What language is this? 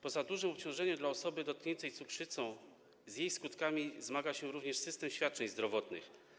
Polish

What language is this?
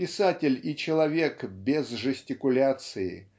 Russian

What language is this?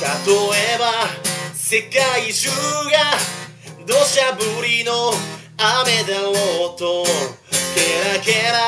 Japanese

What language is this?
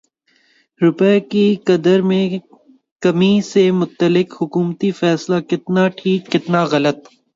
Urdu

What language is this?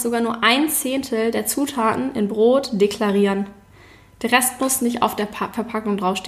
German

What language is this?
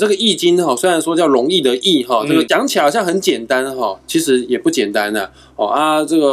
Chinese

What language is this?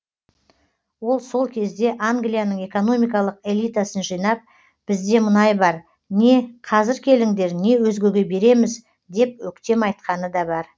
Kazakh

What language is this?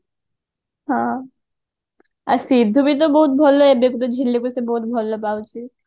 Odia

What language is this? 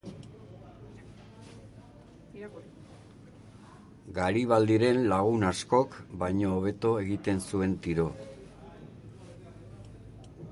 Basque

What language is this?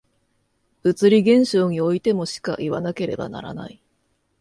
Japanese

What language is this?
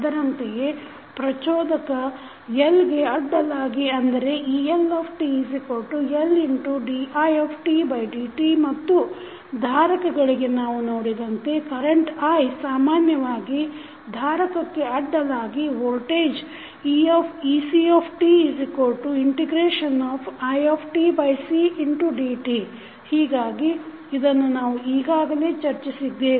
Kannada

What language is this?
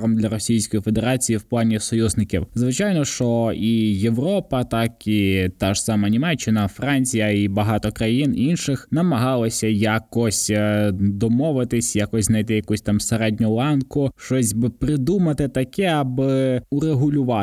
Ukrainian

